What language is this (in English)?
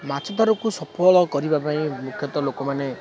Odia